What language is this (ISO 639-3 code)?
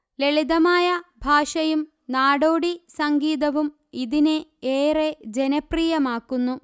mal